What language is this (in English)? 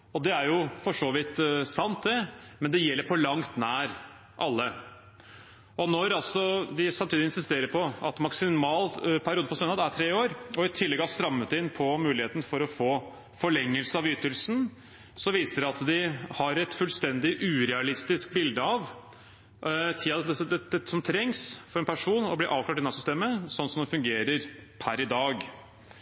Norwegian Bokmål